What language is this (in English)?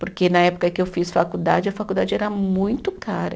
Portuguese